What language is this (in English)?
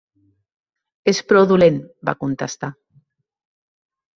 Catalan